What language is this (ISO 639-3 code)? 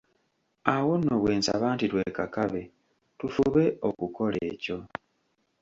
lug